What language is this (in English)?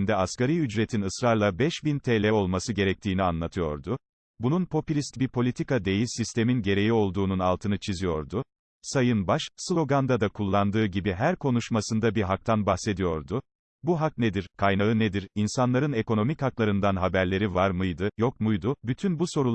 Turkish